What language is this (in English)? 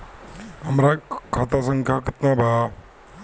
Bhojpuri